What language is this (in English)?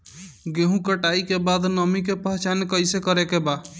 Bhojpuri